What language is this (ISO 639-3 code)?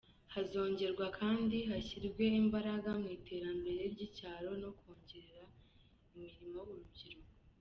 kin